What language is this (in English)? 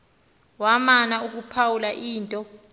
Xhosa